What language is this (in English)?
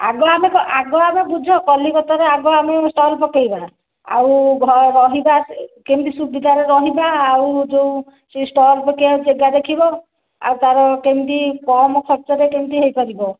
Odia